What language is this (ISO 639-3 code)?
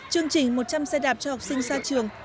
vie